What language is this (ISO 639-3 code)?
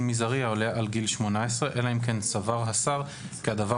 heb